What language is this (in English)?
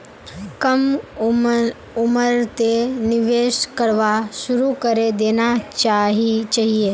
Magahi